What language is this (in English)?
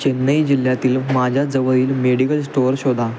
Marathi